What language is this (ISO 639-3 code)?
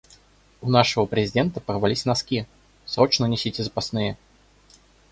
rus